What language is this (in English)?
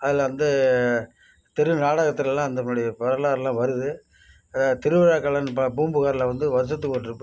Tamil